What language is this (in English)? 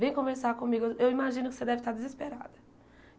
Portuguese